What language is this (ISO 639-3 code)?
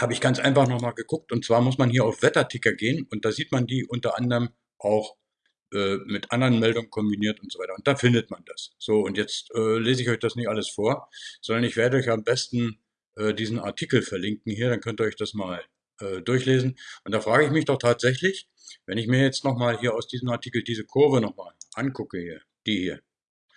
deu